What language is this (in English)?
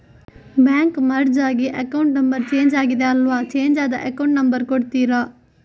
Kannada